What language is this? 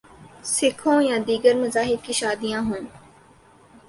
Urdu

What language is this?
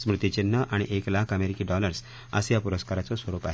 Marathi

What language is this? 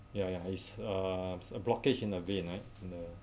English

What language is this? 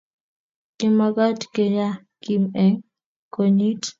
Kalenjin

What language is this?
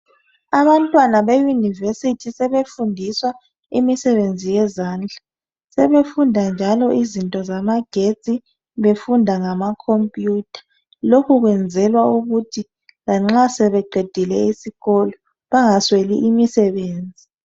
North Ndebele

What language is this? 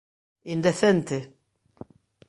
Galician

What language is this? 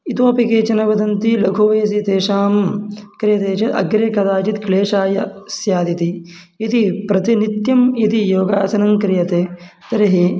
Sanskrit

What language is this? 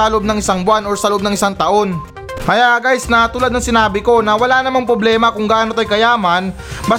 Filipino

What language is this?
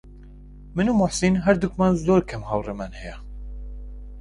Central Kurdish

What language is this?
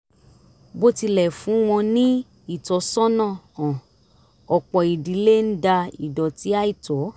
Yoruba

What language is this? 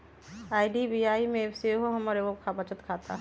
Magahi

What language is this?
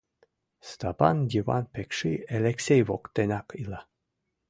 Mari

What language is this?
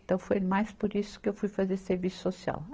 Portuguese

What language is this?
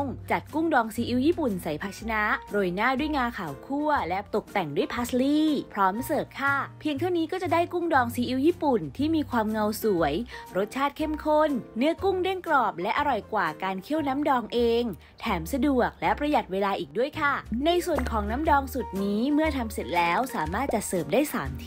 Thai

